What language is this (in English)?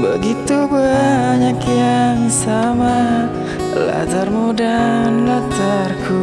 Indonesian